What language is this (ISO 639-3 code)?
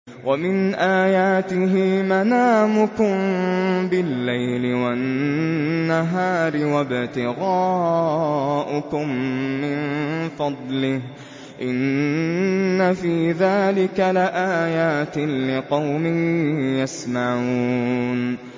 ara